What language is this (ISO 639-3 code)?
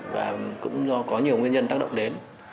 vie